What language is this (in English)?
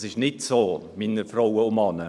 Swiss German